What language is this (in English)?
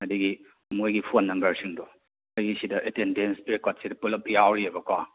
Manipuri